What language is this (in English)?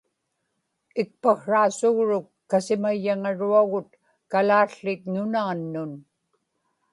Inupiaq